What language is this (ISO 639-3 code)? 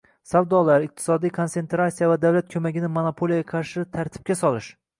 uzb